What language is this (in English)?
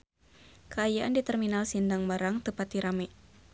Sundanese